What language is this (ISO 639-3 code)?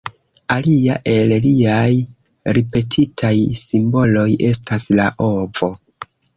epo